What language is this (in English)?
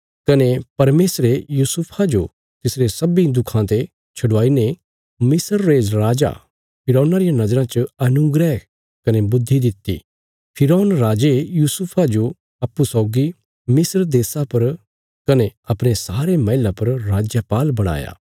Bilaspuri